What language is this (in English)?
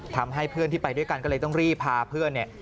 Thai